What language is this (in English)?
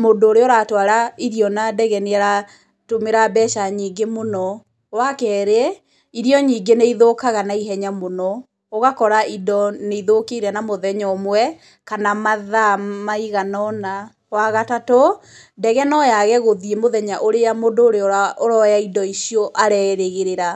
Kikuyu